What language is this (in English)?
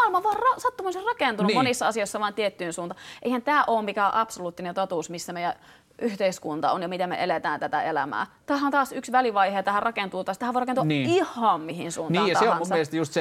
Finnish